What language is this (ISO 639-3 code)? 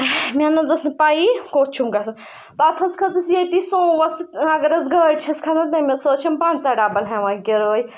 kas